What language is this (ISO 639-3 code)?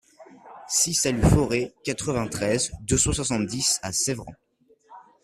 fra